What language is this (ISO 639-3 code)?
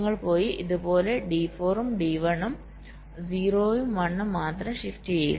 mal